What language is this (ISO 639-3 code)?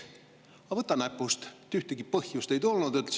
est